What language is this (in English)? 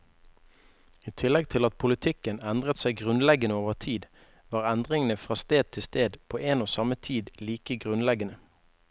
Norwegian